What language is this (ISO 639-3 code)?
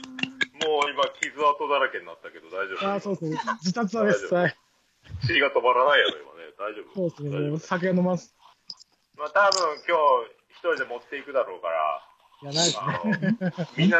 jpn